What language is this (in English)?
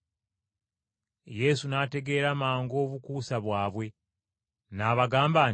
Ganda